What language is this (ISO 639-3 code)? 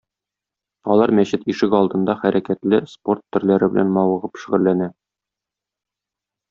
tat